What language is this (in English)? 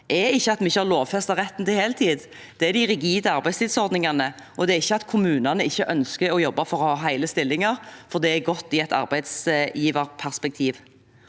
Norwegian